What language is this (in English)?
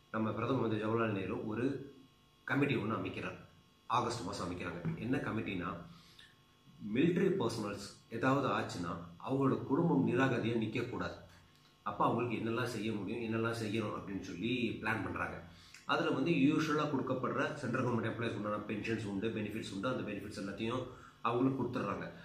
Tamil